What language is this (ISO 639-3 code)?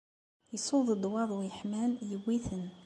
kab